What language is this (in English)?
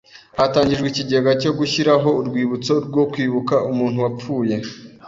Kinyarwanda